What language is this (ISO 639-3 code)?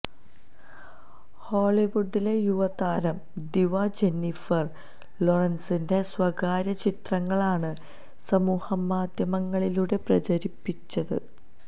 mal